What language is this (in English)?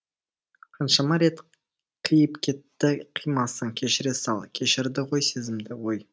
Kazakh